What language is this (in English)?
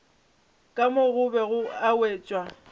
Northern Sotho